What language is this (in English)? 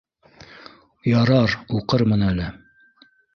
Bashkir